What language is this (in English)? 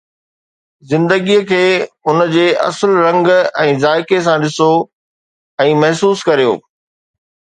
Sindhi